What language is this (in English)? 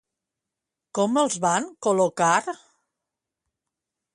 Catalan